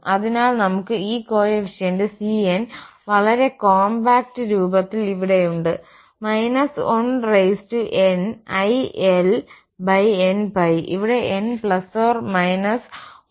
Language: Malayalam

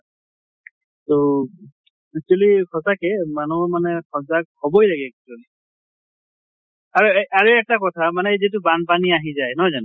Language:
Assamese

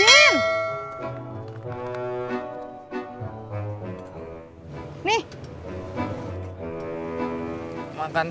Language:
Indonesian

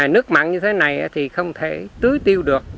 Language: Vietnamese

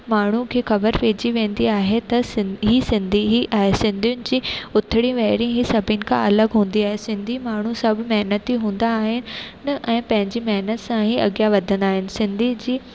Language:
Sindhi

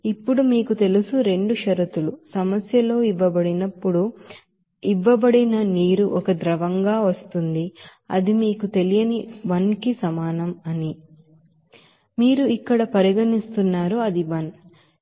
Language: Telugu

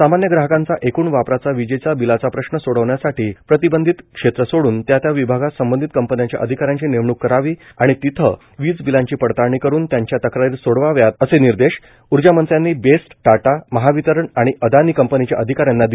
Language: Marathi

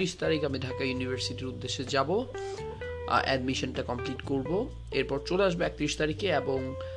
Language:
Bangla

